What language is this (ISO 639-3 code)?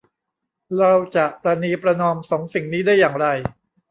tha